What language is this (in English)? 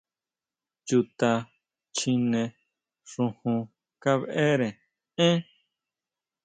Huautla Mazatec